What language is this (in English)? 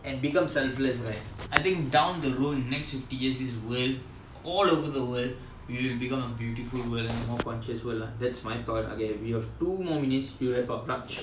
English